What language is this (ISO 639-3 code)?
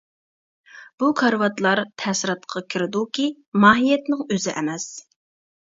uig